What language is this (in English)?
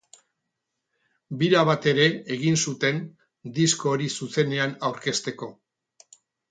Basque